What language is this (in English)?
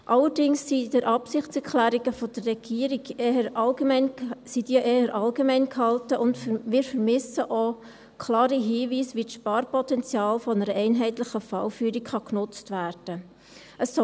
Swiss German